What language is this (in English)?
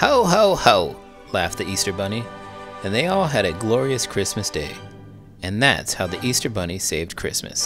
English